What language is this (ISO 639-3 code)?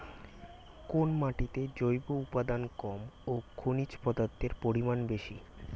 ben